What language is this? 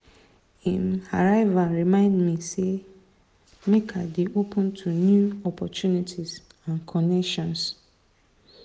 Nigerian Pidgin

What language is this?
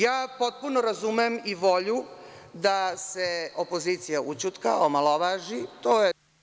Serbian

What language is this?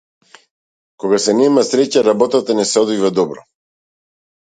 Macedonian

